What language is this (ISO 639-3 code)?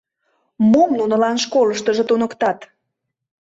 chm